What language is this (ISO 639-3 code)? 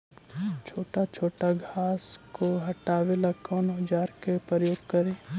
mag